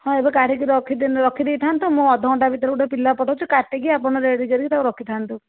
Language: Odia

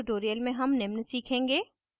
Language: Hindi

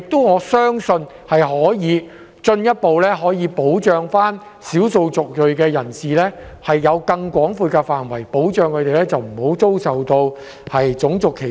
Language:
Cantonese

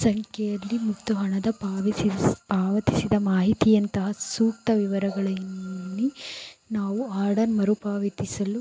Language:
Kannada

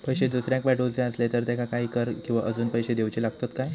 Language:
Marathi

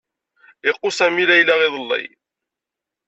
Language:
Kabyle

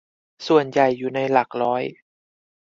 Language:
Thai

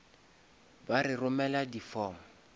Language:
Northern Sotho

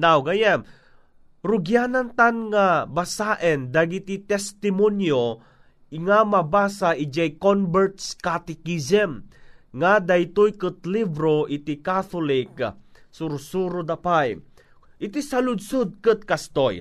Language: Filipino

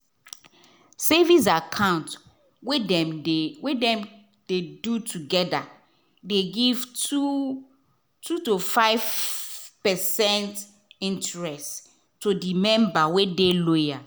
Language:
Nigerian Pidgin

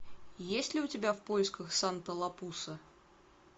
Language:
Russian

